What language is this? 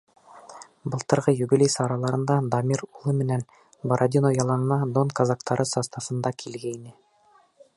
Bashkir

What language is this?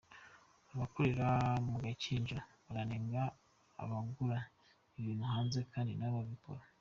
Kinyarwanda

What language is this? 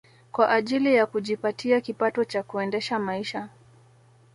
Swahili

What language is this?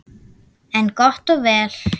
Icelandic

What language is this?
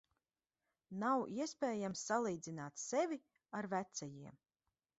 Latvian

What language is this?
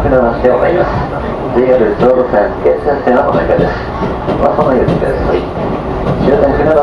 Japanese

